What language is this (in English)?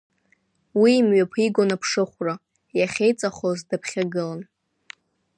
Abkhazian